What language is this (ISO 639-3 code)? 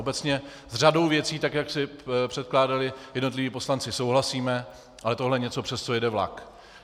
ces